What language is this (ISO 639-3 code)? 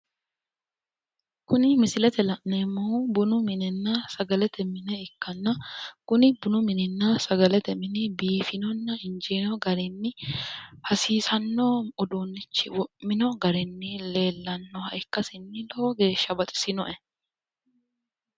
sid